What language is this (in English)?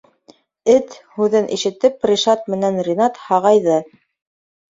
Bashkir